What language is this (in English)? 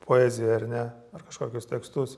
Lithuanian